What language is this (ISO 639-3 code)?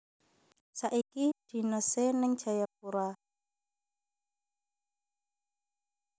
jav